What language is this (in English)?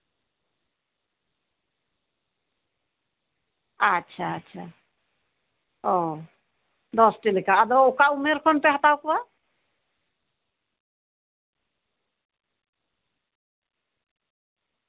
Santali